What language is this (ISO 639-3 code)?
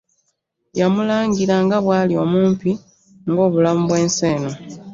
lug